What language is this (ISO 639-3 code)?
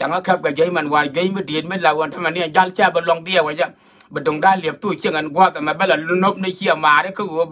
tha